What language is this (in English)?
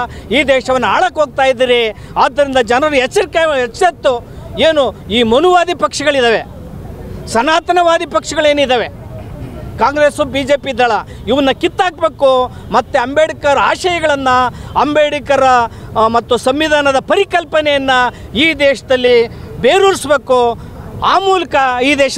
Romanian